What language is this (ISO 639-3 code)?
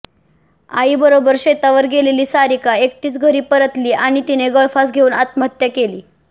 mar